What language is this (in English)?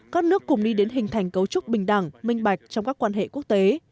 Vietnamese